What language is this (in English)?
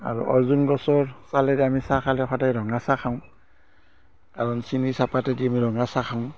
Assamese